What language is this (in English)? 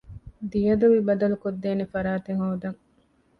Divehi